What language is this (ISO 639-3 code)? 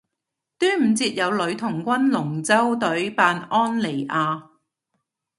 yue